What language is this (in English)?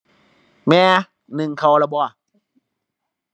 Thai